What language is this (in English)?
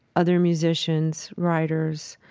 English